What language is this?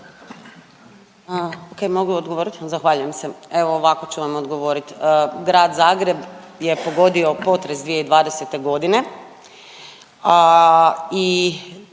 Croatian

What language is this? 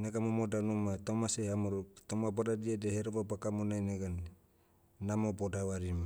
Motu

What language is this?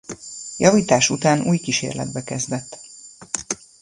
Hungarian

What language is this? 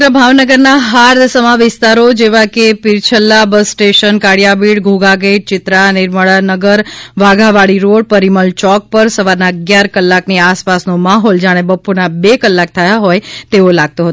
Gujarati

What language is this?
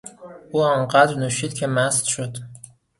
Persian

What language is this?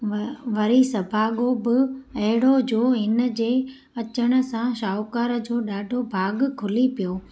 Sindhi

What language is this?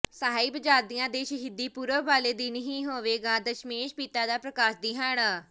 Punjabi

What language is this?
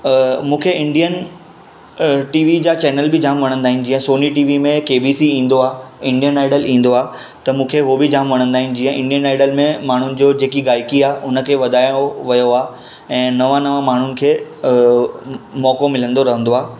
Sindhi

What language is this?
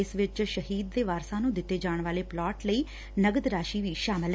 Punjabi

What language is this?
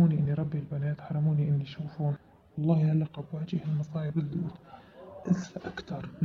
Arabic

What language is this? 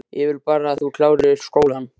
Icelandic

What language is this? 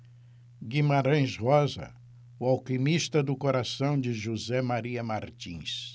Portuguese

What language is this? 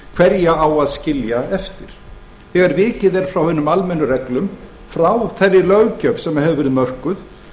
Icelandic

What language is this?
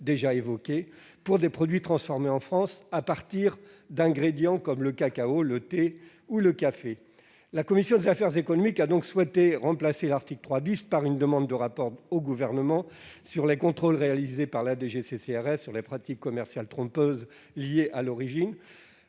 French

